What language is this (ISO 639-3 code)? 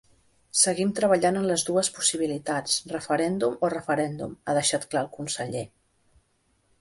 cat